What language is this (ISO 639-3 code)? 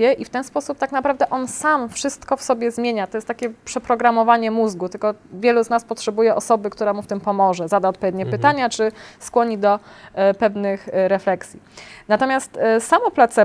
pol